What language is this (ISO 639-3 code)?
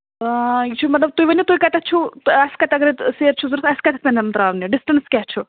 kas